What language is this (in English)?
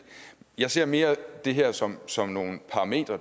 Danish